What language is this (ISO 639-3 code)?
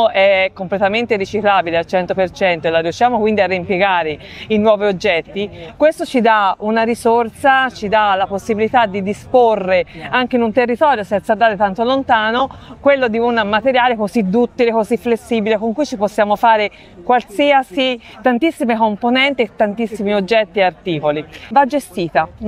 ita